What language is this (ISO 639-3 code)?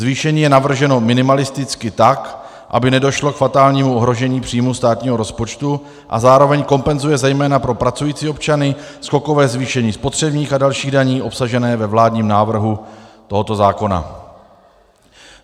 ces